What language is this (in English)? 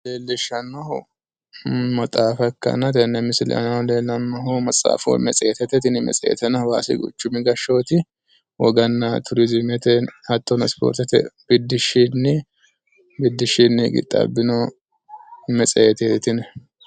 Sidamo